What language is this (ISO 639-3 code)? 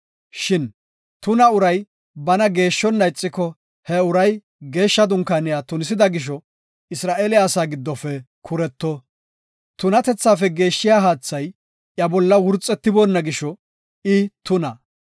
gof